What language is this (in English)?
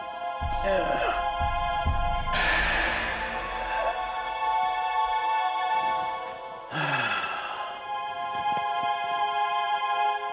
Indonesian